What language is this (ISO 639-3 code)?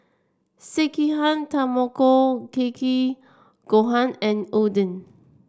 eng